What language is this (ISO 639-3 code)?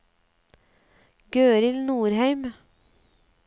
nor